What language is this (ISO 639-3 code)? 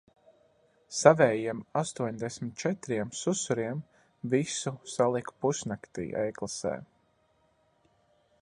lav